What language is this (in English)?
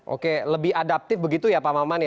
Indonesian